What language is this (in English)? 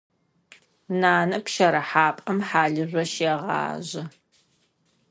Adyghe